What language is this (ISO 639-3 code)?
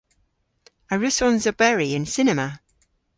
cor